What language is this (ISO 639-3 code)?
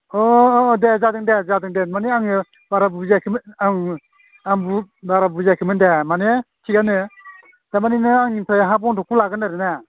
brx